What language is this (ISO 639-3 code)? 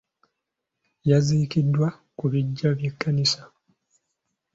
lug